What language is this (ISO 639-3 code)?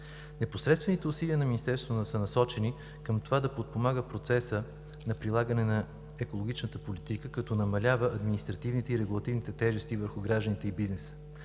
bul